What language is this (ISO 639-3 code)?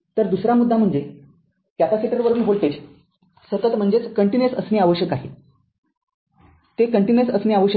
mar